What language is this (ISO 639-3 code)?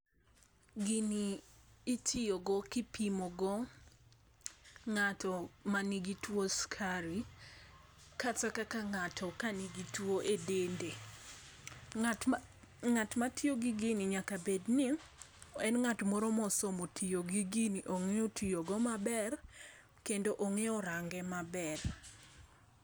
luo